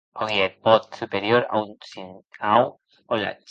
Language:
Occitan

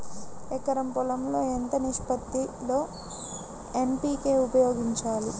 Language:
Telugu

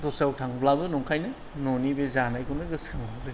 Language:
Bodo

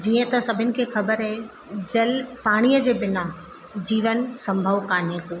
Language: Sindhi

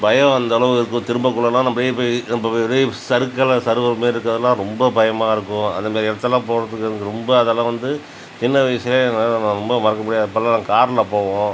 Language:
Tamil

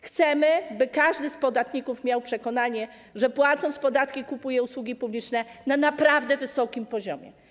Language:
Polish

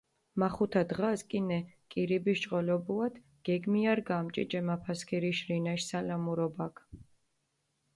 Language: Mingrelian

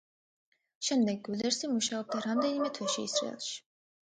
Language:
Georgian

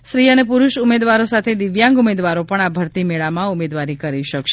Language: Gujarati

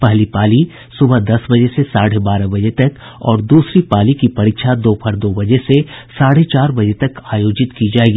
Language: Hindi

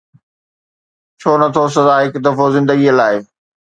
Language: Sindhi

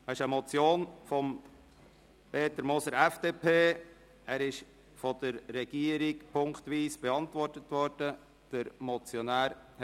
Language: Swiss German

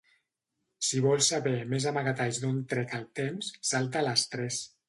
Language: Catalan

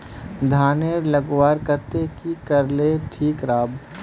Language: Magahi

